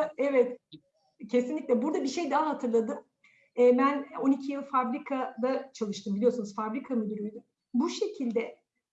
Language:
Turkish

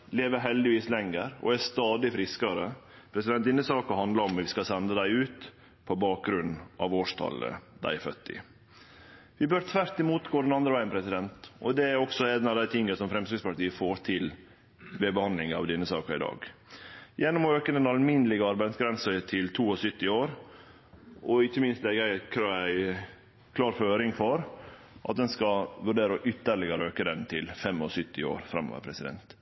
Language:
Norwegian Nynorsk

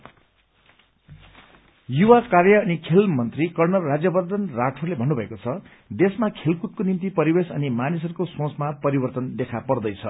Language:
Nepali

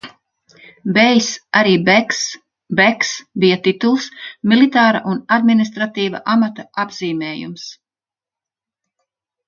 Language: Latvian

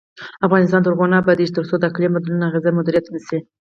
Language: Pashto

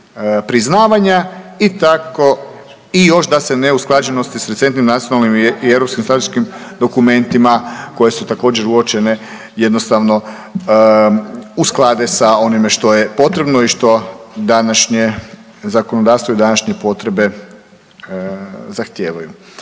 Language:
Croatian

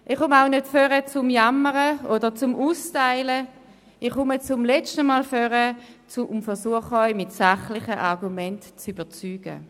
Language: Swiss German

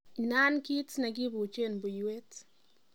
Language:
Kalenjin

